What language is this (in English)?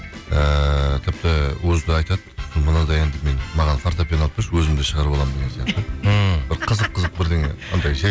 Kazakh